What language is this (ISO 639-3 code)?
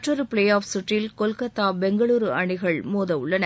tam